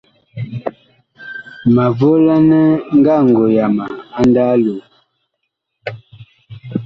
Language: Bakoko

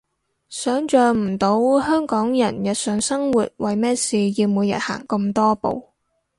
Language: Cantonese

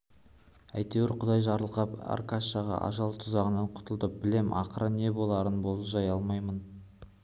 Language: Kazakh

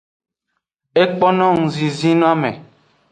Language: Aja (Benin)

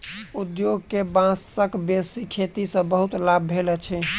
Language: Maithili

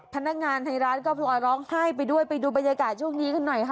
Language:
Thai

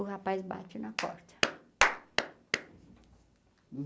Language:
Portuguese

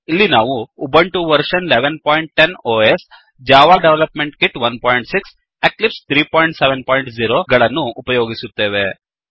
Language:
Kannada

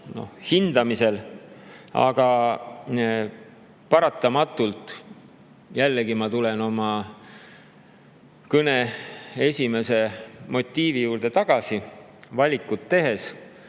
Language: Estonian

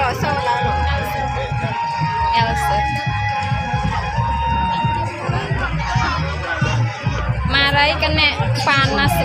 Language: Indonesian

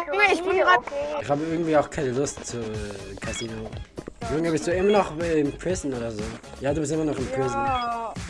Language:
German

